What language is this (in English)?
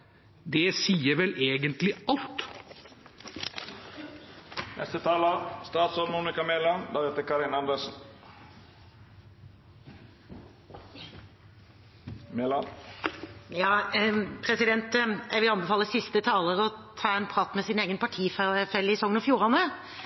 Norwegian Bokmål